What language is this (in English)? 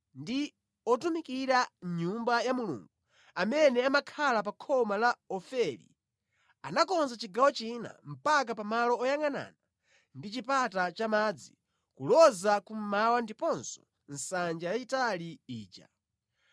Nyanja